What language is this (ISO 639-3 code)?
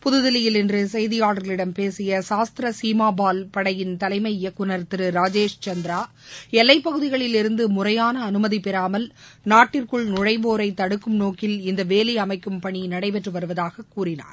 tam